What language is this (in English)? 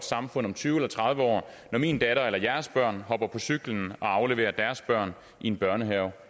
Danish